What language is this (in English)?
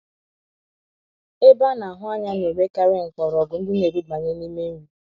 Igbo